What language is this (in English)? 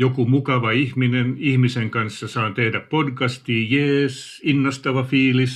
Finnish